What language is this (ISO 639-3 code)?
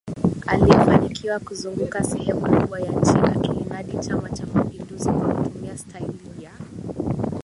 swa